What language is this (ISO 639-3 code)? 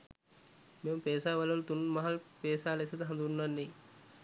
sin